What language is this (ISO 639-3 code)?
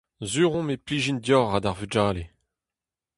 bre